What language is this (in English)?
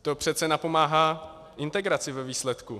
Czech